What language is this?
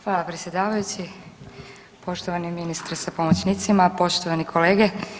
Croatian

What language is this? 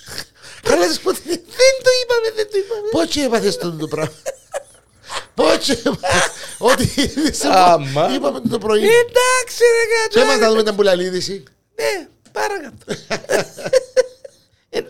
Greek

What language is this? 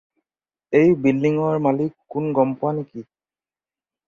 Assamese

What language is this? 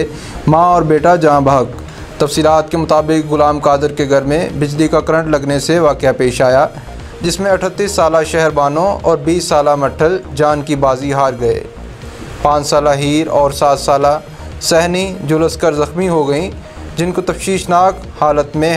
Turkish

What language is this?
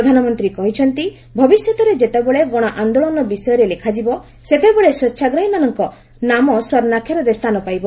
Odia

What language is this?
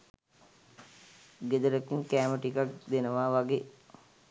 Sinhala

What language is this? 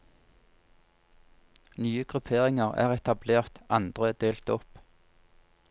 Norwegian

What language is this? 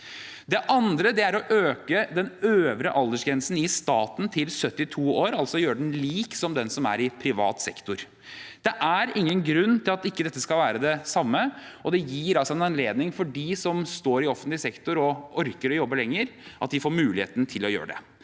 Norwegian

